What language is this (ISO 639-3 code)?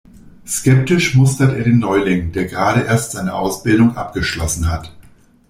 deu